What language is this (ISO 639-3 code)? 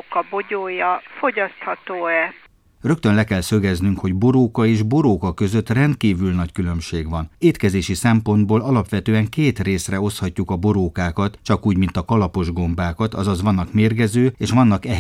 hun